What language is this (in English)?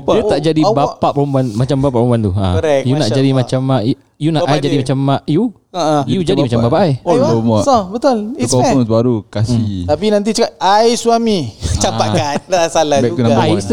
Malay